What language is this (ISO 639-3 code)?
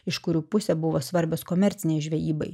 lit